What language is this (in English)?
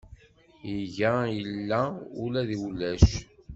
Kabyle